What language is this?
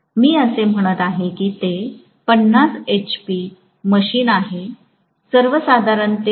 Marathi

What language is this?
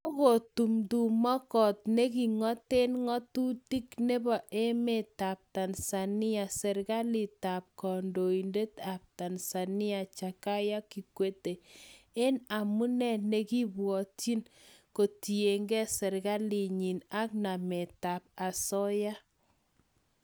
Kalenjin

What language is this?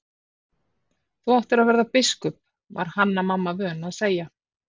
Icelandic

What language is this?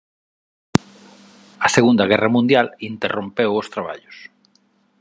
Galician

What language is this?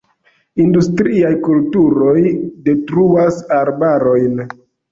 Esperanto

